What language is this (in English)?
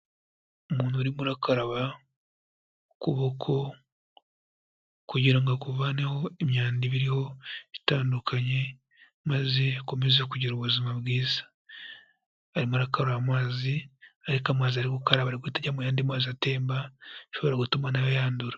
Kinyarwanda